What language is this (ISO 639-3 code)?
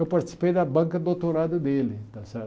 por